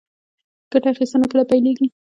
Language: Pashto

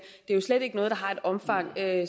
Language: Danish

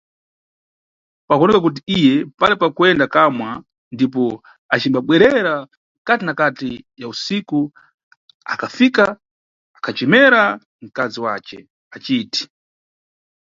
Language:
Nyungwe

